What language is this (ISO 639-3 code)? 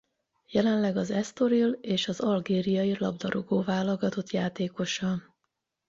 hun